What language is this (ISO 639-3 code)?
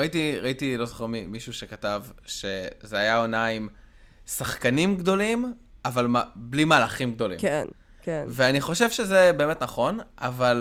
heb